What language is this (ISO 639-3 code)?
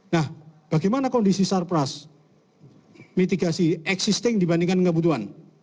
ind